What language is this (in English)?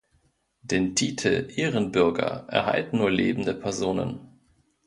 German